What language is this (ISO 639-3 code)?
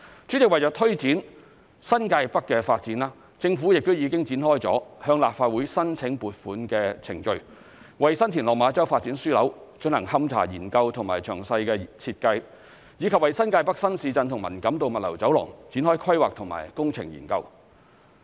yue